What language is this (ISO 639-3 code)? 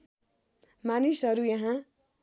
nep